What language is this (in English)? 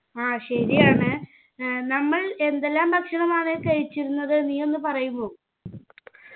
Malayalam